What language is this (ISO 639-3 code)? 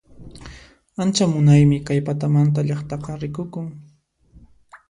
qxp